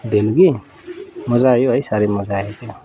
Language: Nepali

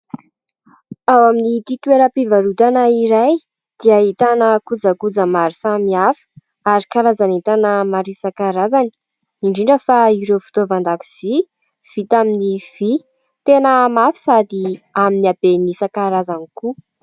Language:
Malagasy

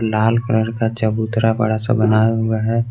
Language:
Hindi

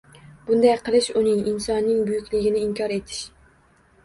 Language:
Uzbek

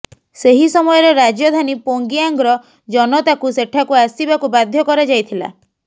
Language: Odia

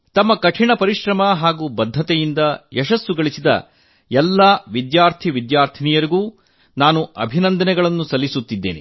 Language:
Kannada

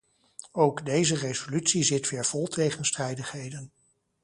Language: Dutch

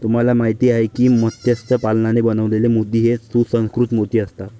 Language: Marathi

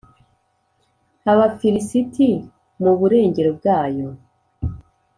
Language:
Kinyarwanda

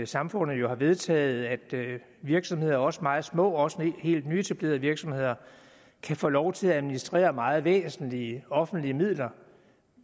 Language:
Danish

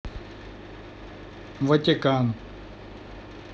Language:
Russian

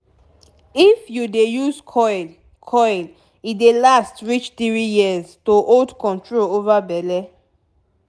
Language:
Nigerian Pidgin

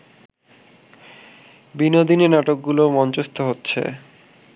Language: Bangla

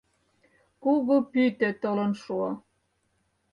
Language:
Mari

